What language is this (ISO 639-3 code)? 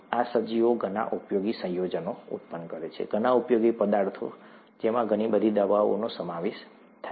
guj